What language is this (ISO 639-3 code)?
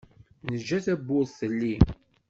kab